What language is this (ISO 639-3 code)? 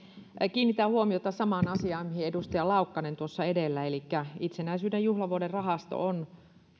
fin